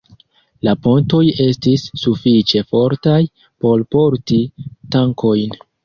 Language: Esperanto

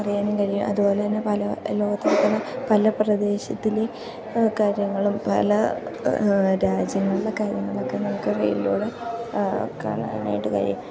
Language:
Malayalam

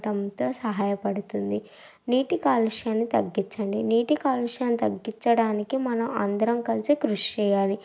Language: Telugu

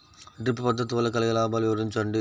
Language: Telugu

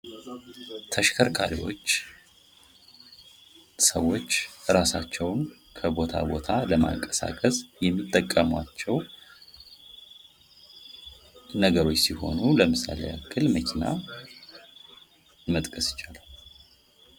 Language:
Amharic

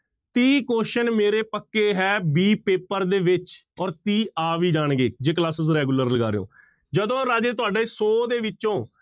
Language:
Punjabi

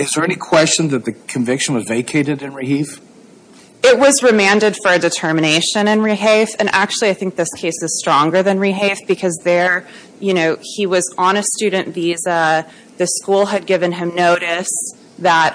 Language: English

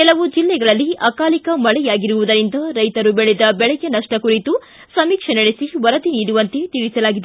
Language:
Kannada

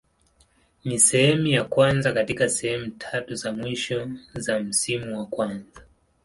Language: Swahili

